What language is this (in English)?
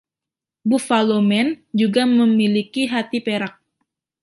Indonesian